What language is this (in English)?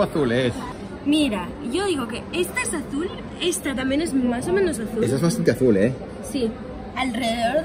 Spanish